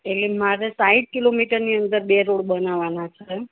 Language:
Gujarati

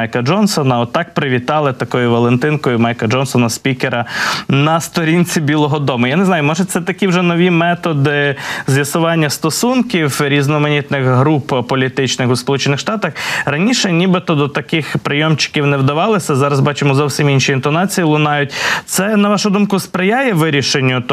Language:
Ukrainian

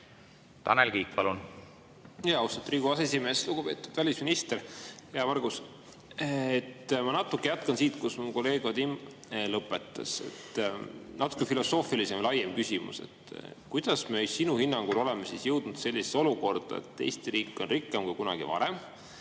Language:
Estonian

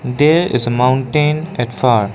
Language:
English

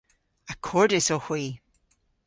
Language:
Cornish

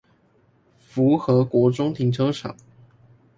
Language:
Chinese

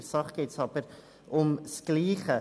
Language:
Swiss German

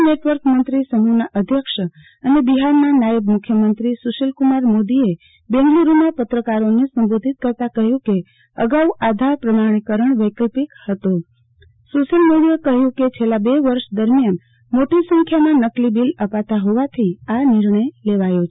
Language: Gujarati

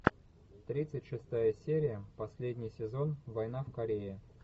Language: Russian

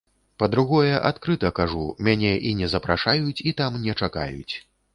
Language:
Belarusian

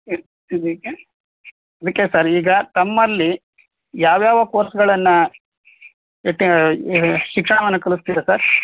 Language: Kannada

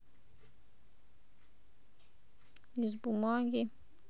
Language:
Russian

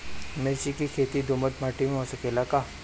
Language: Bhojpuri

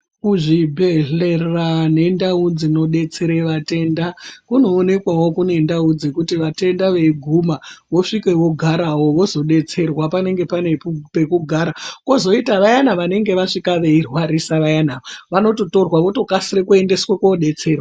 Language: Ndau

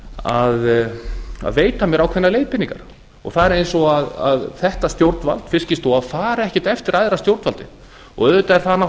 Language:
Icelandic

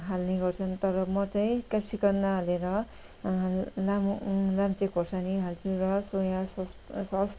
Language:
Nepali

